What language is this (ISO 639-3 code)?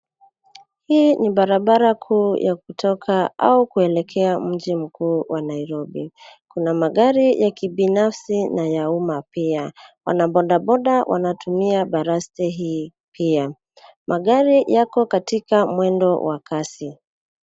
swa